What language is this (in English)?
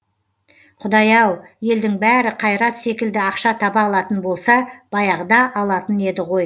Kazakh